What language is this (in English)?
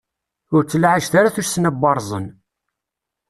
Kabyle